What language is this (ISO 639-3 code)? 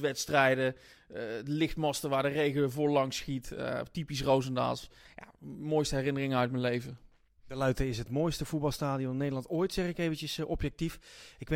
nld